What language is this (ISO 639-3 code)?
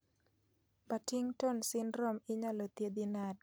luo